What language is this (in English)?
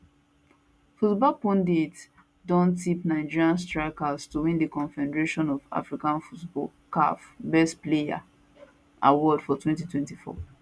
Nigerian Pidgin